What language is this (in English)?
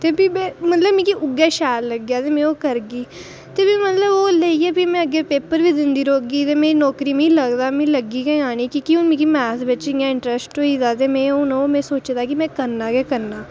Dogri